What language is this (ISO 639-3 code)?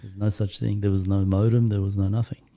eng